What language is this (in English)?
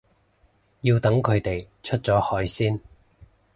Cantonese